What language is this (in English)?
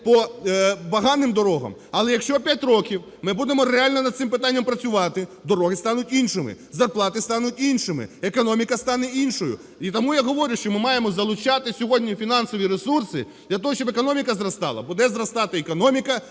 Ukrainian